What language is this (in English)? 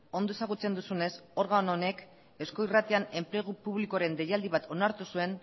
Basque